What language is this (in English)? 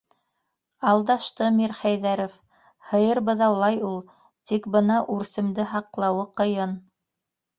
Bashkir